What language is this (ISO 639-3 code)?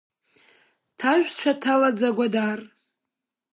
abk